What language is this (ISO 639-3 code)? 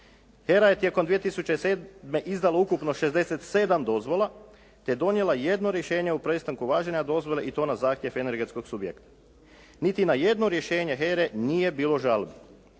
hrv